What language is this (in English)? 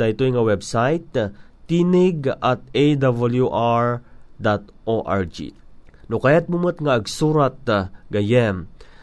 Filipino